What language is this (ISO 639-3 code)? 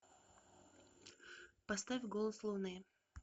rus